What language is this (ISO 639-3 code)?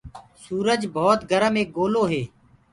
ggg